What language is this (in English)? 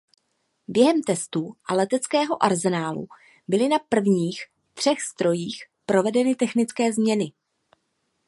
Czech